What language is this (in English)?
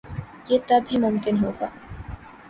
Urdu